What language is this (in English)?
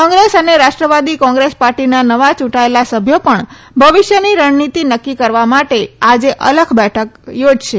Gujarati